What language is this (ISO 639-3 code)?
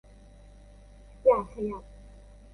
tha